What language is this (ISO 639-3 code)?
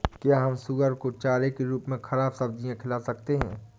hin